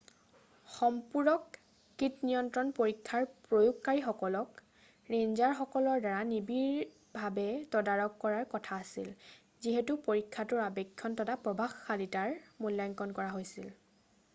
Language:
Assamese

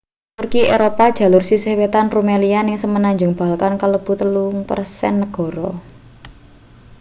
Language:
Javanese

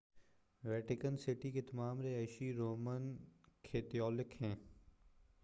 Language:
Urdu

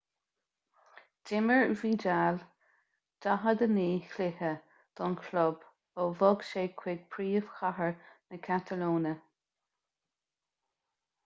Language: Irish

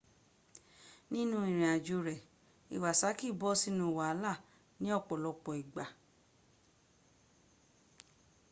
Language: Yoruba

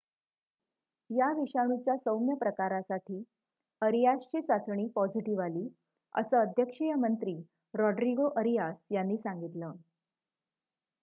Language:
Marathi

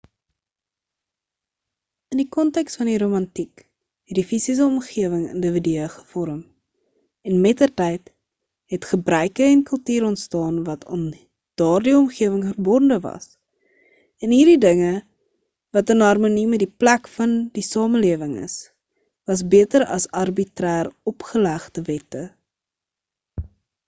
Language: Afrikaans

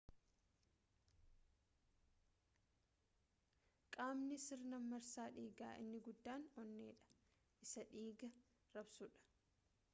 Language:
Oromo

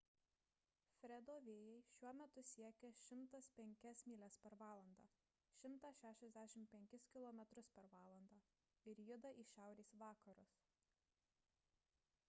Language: Lithuanian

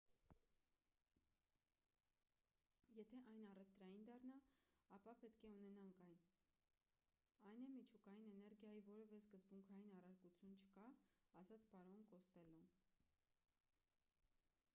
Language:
Armenian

